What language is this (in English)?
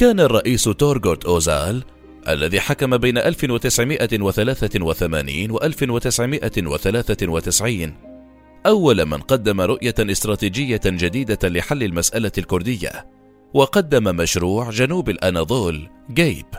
Arabic